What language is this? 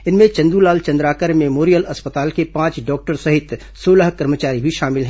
Hindi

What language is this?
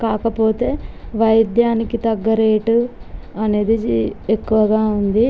Telugu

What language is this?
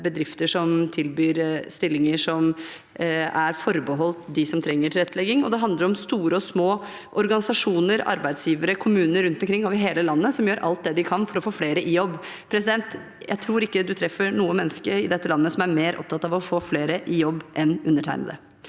Norwegian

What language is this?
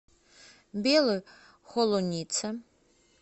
Russian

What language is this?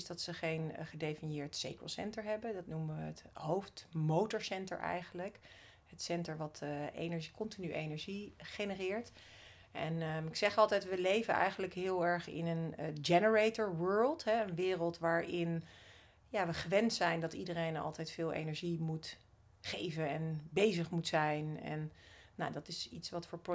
Dutch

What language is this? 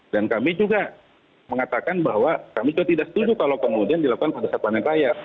Indonesian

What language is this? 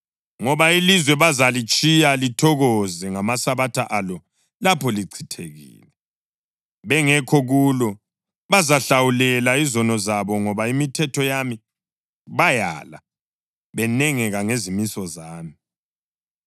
North Ndebele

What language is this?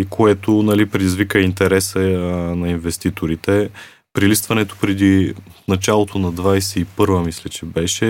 Bulgarian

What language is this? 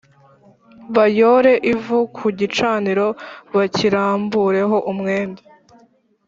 Kinyarwanda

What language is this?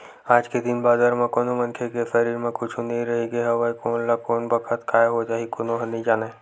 Chhattisgarhi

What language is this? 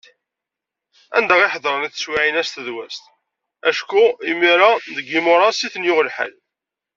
Kabyle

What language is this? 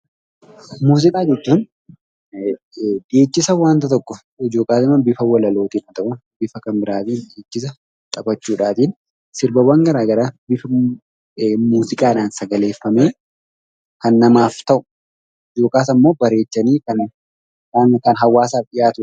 Oromo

